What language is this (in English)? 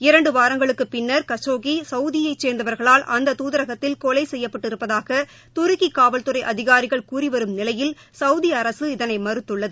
Tamil